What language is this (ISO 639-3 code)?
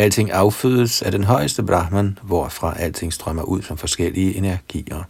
dan